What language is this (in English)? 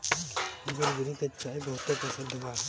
Bhojpuri